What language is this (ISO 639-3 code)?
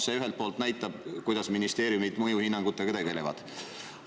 est